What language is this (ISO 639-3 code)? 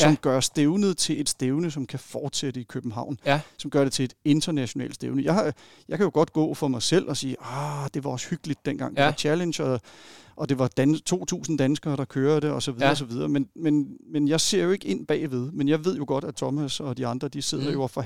dan